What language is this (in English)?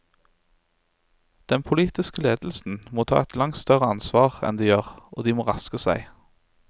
Norwegian